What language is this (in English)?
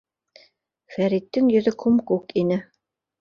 Bashkir